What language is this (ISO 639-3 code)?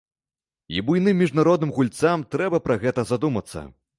bel